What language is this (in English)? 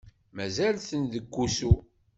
Kabyle